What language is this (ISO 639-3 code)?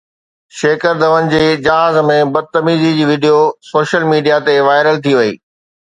snd